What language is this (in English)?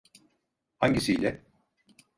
Turkish